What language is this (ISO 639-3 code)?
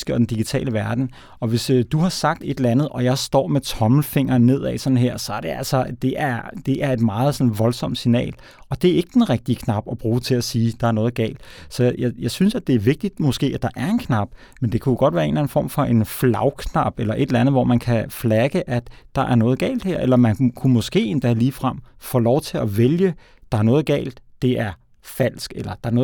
dan